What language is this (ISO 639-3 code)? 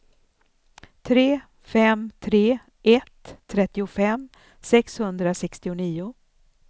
swe